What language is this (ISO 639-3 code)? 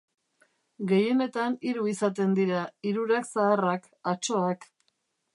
eus